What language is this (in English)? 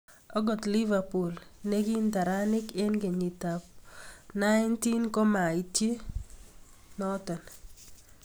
Kalenjin